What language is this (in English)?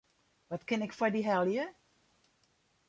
Western Frisian